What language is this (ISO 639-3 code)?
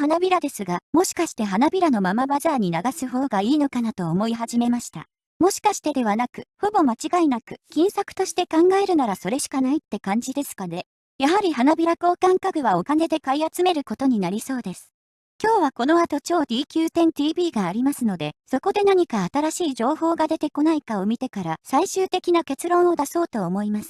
jpn